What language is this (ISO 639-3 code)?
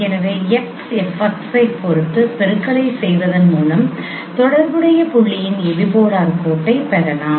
tam